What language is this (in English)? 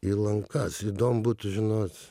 Lithuanian